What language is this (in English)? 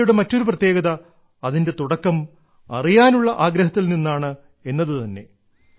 Malayalam